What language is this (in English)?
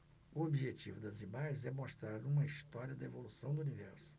Portuguese